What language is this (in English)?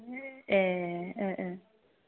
Bodo